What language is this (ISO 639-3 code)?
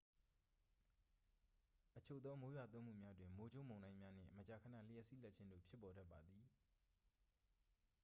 mya